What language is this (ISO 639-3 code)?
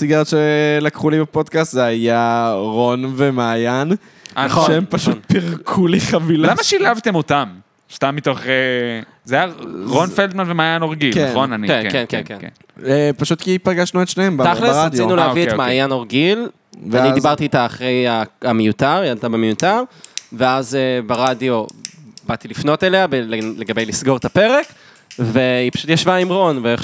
heb